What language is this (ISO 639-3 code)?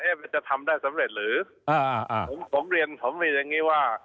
tha